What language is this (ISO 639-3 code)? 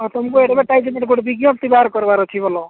ori